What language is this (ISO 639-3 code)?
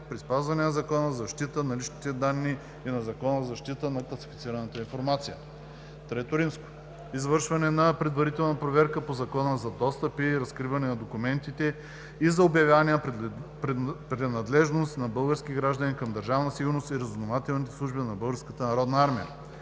bul